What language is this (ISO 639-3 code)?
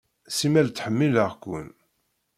kab